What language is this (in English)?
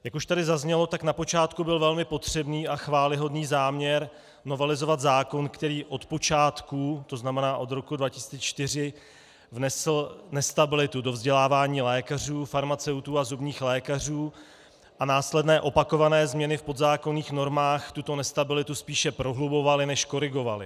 Czech